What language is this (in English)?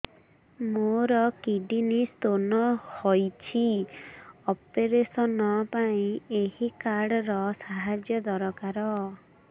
Odia